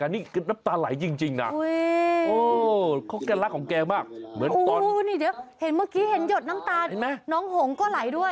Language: Thai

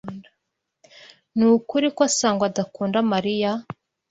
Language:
Kinyarwanda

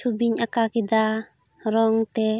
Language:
Santali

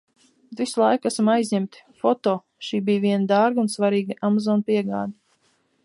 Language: Latvian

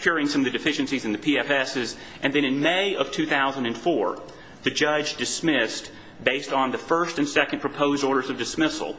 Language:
English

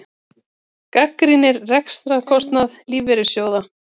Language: Icelandic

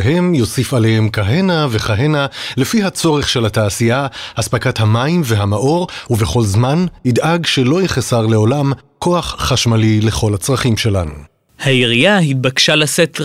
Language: Hebrew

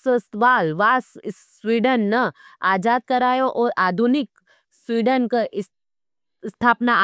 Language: Nimadi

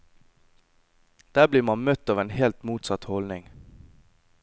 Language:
Norwegian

